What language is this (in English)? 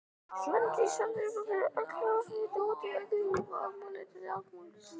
Icelandic